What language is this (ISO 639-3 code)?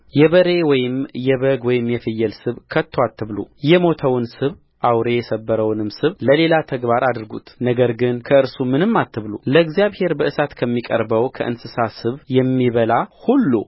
amh